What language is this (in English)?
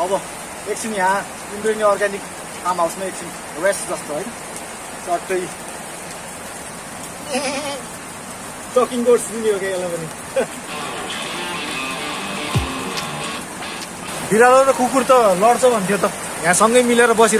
Hindi